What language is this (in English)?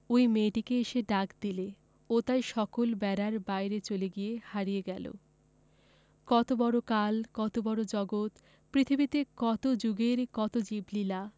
Bangla